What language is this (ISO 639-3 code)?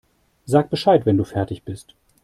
deu